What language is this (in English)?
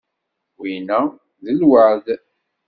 Kabyle